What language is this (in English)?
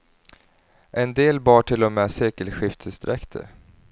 Swedish